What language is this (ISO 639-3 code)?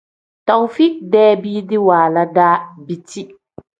kdh